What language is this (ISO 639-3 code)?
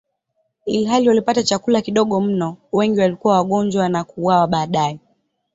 swa